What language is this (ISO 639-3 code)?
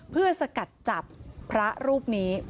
tha